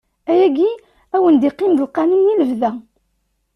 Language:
Kabyle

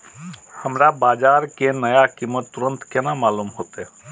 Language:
Maithili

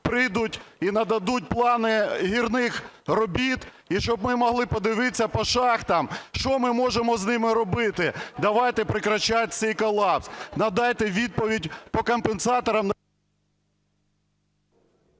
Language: Ukrainian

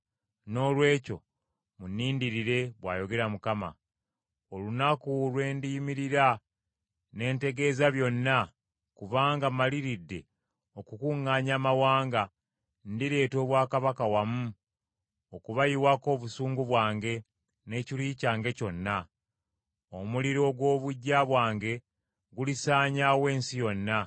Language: Ganda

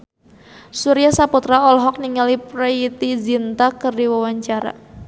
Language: Sundanese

